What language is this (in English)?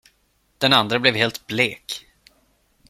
Swedish